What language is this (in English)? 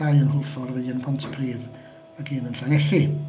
Welsh